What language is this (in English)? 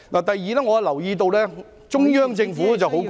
Cantonese